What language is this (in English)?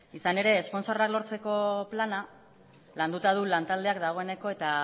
Basque